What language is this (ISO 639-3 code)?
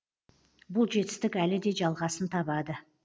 kaz